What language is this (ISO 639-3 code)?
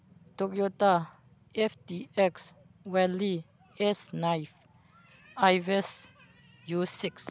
mni